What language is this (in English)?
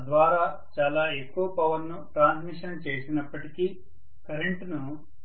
Telugu